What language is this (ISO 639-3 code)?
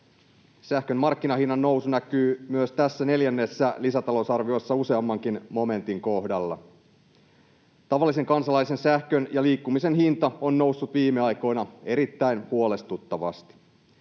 fin